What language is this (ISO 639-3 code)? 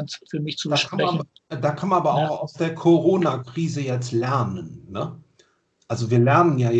deu